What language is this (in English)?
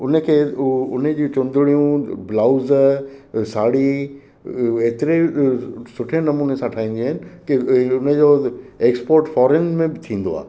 Sindhi